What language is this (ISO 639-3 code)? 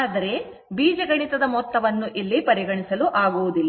kan